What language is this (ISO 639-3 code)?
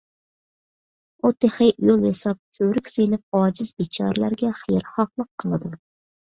uig